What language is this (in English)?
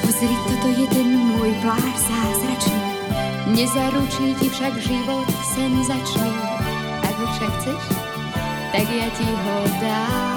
Slovak